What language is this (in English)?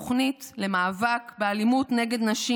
Hebrew